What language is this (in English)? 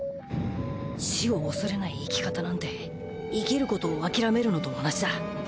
Japanese